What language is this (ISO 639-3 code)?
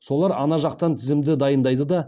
kaz